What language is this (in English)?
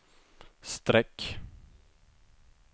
Swedish